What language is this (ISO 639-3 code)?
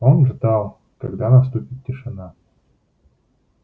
rus